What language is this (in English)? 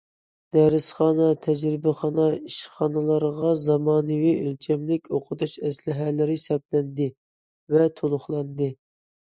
Uyghur